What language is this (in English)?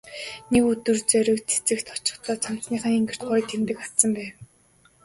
Mongolian